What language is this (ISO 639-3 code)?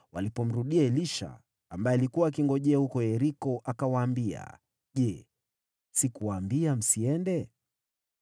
swa